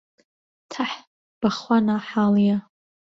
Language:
Central Kurdish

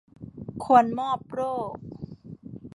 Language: Thai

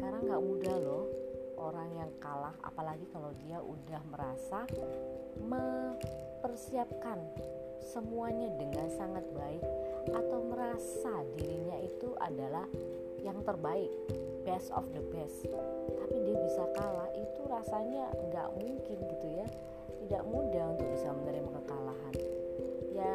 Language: Indonesian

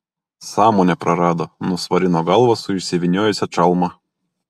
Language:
Lithuanian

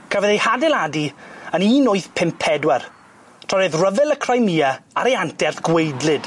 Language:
Welsh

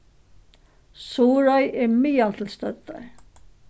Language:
Faroese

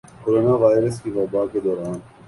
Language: Urdu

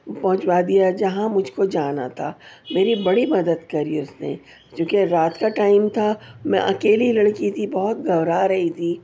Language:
Urdu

